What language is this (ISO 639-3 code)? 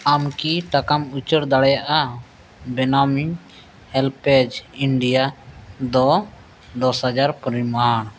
sat